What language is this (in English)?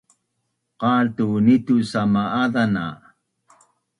Bunun